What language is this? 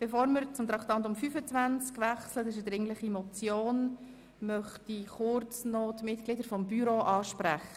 Swiss German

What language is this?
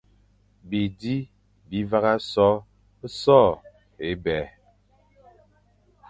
Fang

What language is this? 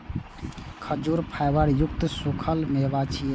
Maithili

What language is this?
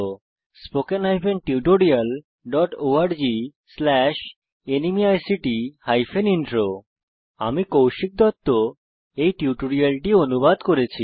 Bangla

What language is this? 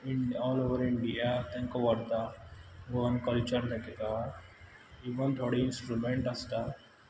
Konkani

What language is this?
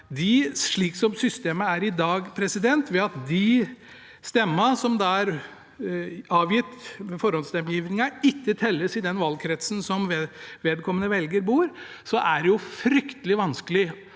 Norwegian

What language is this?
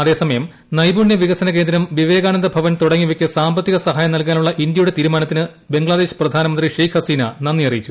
Malayalam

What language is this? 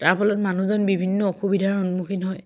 Assamese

